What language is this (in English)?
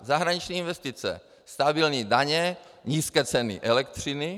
Czech